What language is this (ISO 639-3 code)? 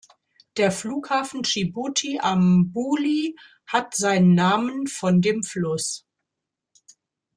deu